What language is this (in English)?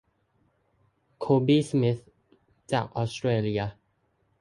Thai